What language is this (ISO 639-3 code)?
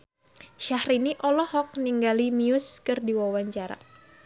sun